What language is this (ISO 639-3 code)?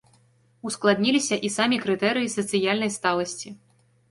bel